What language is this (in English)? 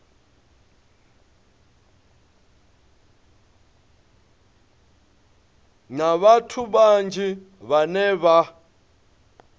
Venda